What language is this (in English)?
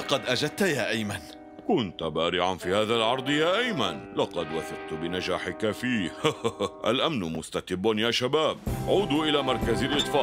Arabic